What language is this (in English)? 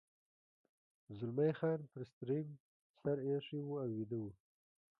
Pashto